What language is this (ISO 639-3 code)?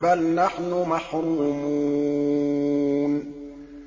ara